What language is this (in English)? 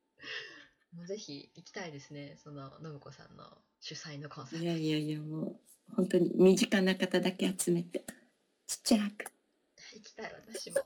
Japanese